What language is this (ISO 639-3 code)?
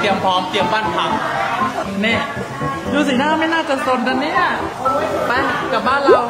tha